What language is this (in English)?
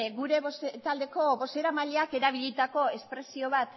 Basque